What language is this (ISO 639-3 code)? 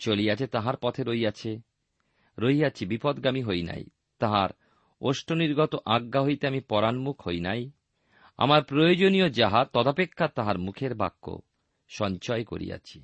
ben